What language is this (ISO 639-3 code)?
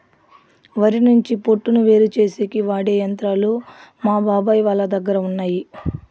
tel